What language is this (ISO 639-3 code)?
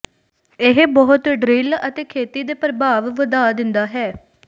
pan